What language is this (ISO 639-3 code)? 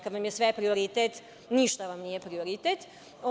srp